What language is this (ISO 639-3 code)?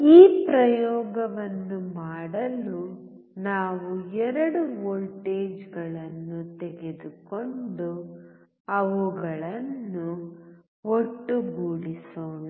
kan